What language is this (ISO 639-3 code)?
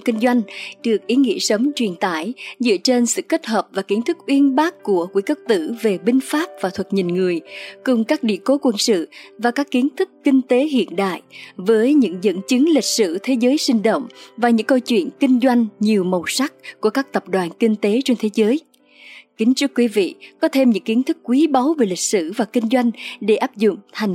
vie